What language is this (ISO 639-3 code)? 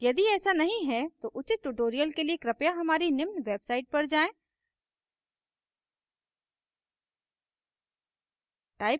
hin